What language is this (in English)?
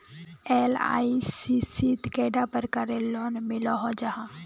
Magahi